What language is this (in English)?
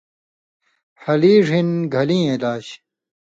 Indus Kohistani